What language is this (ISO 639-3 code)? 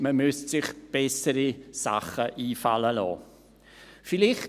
gsw